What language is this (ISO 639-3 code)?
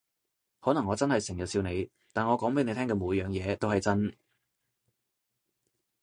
yue